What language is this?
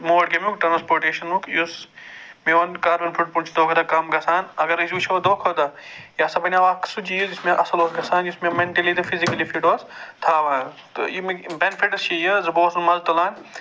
Kashmiri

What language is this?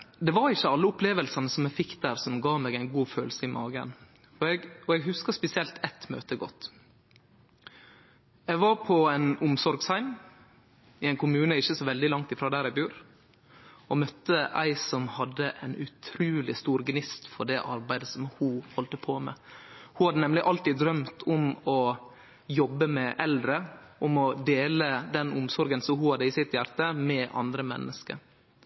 Norwegian Nynorsk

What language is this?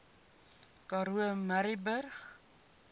Afrikaans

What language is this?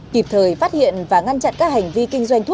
Vietnamese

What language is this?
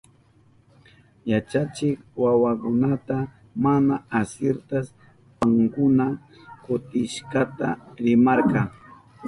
Southern Pastaza Quechua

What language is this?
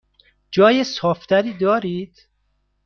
Persian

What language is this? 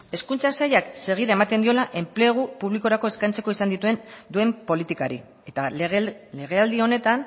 Basque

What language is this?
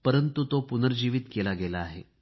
Marathi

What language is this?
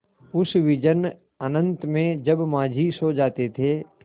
Hindi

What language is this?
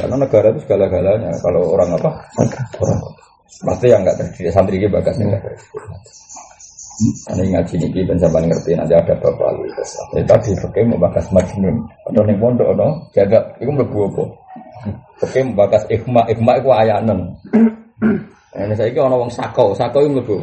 Malay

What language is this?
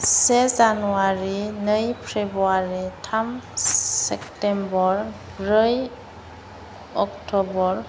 Bodo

